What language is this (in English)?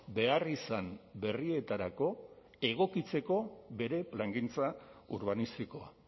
Basque